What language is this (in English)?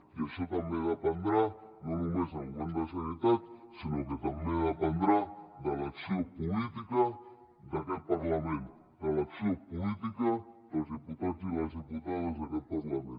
Catalan